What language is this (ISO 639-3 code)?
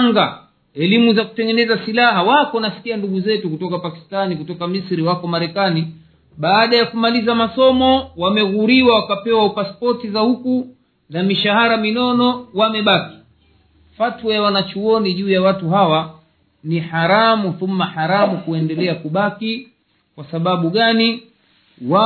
swa